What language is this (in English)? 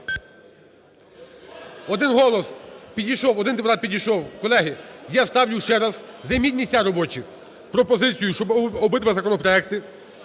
Ukrainian